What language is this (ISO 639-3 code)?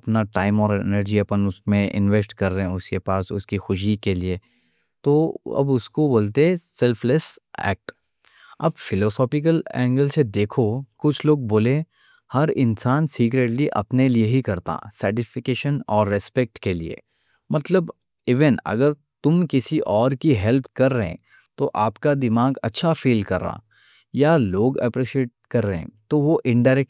dcc